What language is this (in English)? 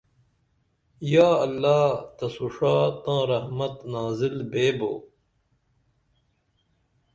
Dameli